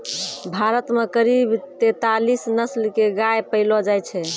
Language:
Maithili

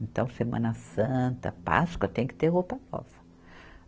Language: Portuguese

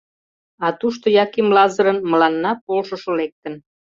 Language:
Mari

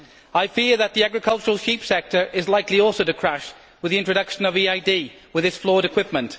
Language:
English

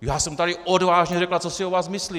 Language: Czech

